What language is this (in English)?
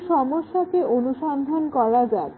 Bangla